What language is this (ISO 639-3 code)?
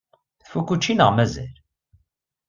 kab